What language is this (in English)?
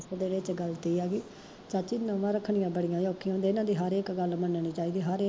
Punjabi